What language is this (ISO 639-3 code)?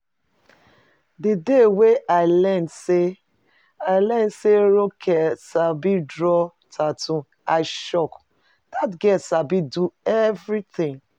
pcm